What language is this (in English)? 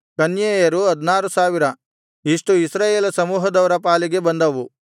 Kannada